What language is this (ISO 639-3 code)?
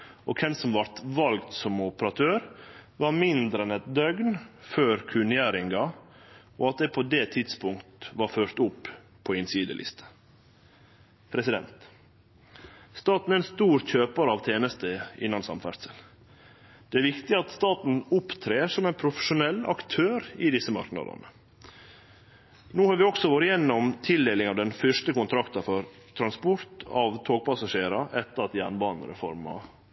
nno